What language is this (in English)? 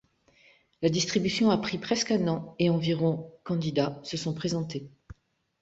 French